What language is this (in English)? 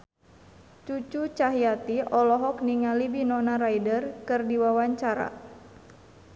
Sundanese